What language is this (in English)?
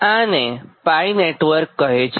Gujarati